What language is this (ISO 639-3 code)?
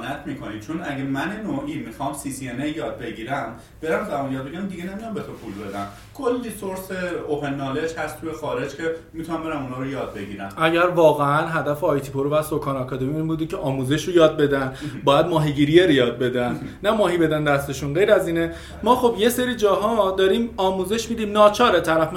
fas